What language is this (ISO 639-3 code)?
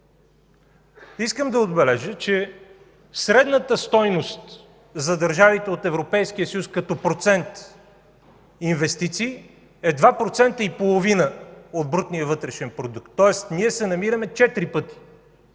bul